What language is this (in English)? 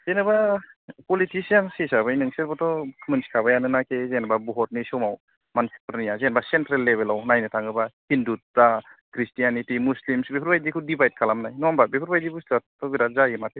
Bodo